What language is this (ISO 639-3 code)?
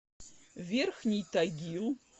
rus